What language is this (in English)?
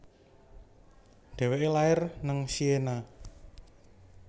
Javanese